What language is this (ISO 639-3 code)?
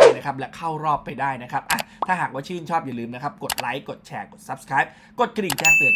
tha